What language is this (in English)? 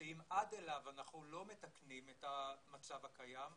Hebrew